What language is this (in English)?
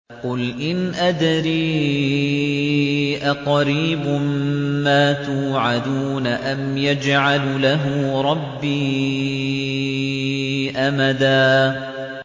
Arabic